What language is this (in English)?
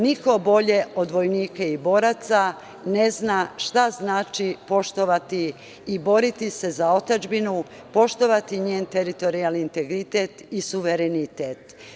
Serbian